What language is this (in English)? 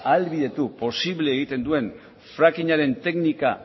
Basque